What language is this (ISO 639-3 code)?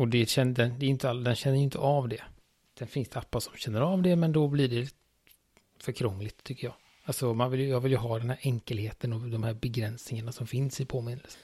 swe